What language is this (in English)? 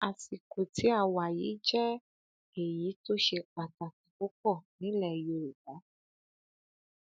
Yoruba